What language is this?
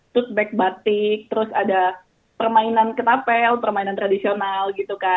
Indonesian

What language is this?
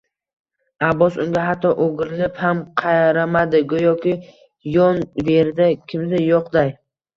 Uzbek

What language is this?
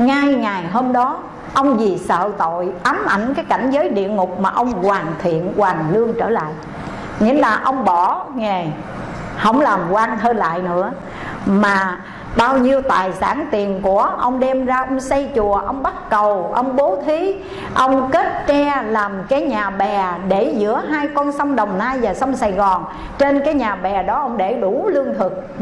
Vietnamese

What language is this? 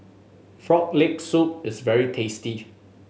English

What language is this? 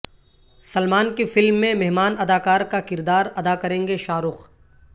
Urdu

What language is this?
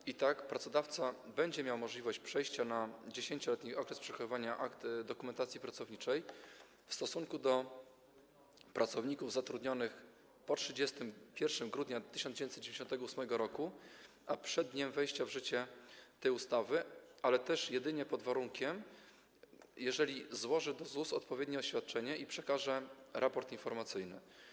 Polish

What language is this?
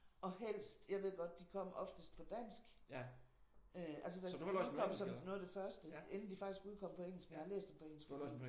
Danish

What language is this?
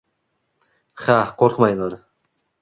Uzbek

